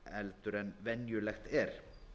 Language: Icelandic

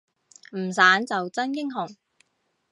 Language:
Cantonese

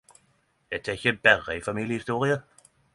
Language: Norwegian Nynorsk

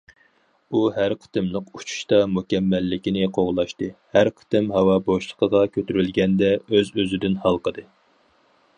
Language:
Uyghur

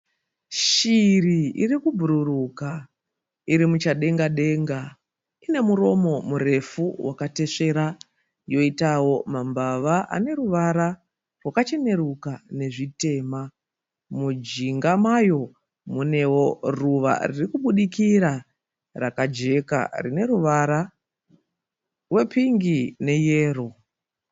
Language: Shona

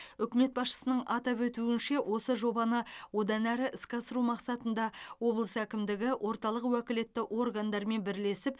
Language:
Kazakh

